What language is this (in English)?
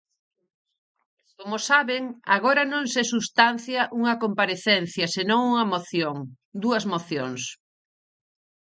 Galician